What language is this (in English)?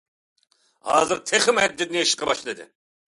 Uyghur